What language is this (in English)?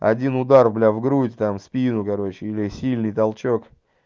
Russian